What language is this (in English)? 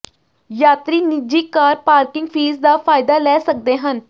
Punjabi